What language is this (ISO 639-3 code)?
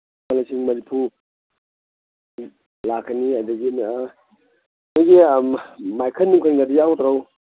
mni